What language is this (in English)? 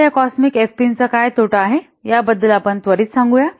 Marathi